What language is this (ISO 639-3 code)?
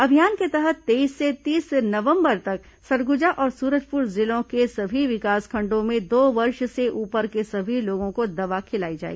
hin